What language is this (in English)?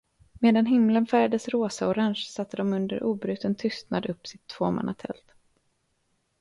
Swedish